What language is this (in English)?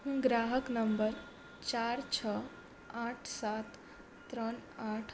Gujarati